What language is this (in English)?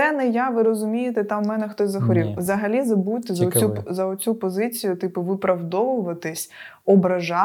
Ukrainian